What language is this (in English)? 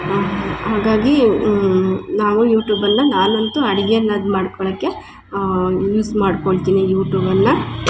Kannada